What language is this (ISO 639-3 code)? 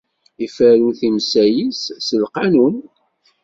kab